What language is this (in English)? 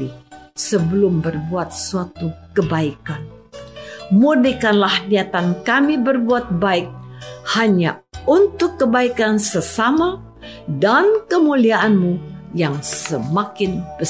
Indonesian